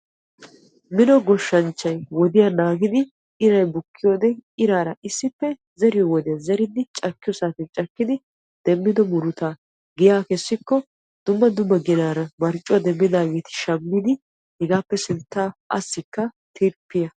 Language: Wolaytta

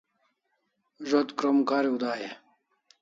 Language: Kalasha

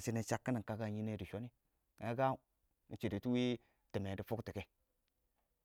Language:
Awak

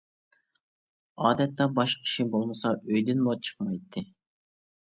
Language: Uyghur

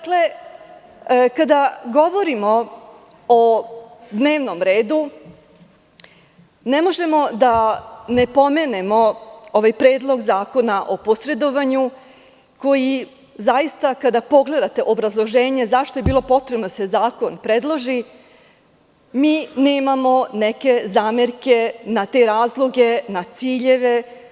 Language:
Serbian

